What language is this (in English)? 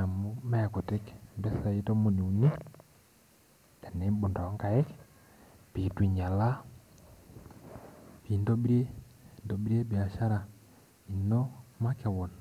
Masai